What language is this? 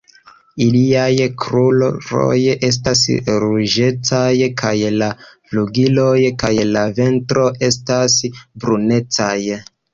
Esperanto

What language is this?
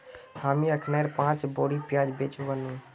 Magahi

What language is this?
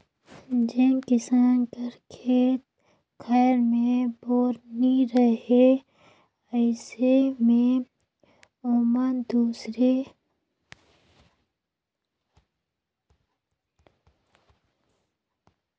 Chhattisgarhi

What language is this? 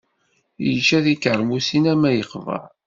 Kabyle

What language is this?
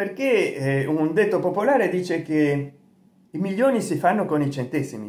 Italian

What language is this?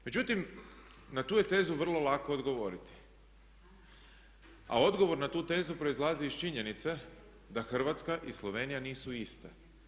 Croatian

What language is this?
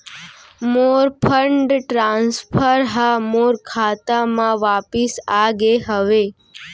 Chhattisgarhi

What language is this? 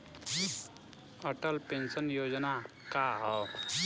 Bhojpuri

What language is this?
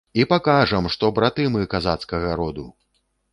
Belarusian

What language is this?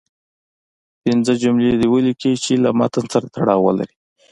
Pashto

